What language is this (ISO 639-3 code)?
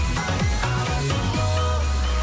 kaz